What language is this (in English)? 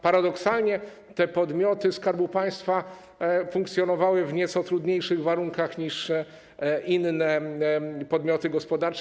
Polish